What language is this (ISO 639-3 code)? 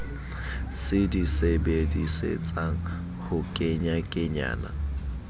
sot